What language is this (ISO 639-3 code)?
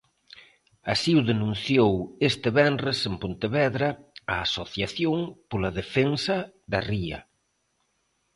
glg